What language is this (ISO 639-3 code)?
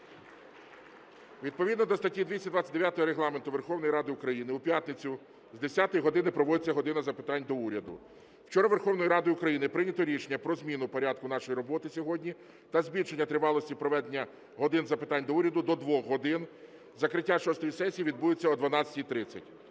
ukr